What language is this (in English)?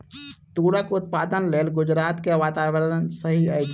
Maithili